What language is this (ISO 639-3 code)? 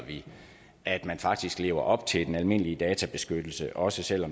dan